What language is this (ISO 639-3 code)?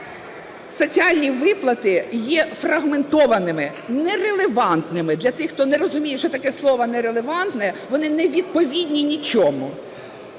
ukr